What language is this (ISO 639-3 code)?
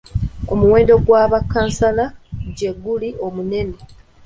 lug